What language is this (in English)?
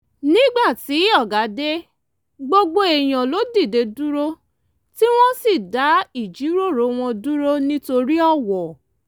Yoruba